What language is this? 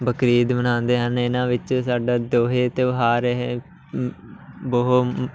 Punjabi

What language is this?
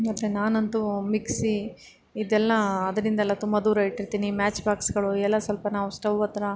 Kannada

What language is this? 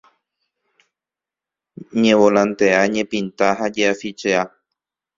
Guarani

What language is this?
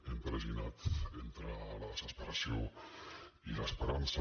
Catalan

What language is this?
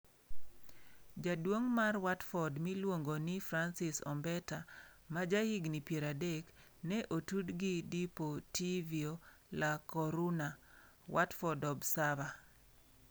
Luo (Kenya and Tanzania)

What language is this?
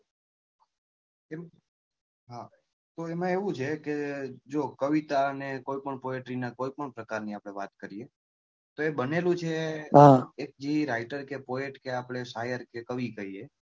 Gujarati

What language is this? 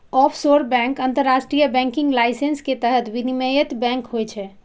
Maithili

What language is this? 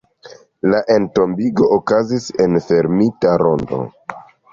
Esperanto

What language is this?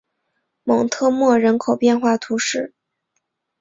Chinese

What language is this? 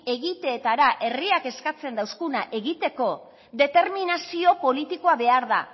Basque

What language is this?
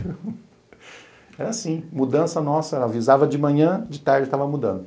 Portuguese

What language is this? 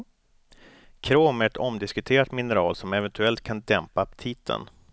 Swedish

